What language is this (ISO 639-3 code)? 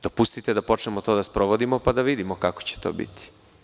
srp